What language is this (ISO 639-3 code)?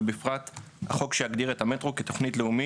heb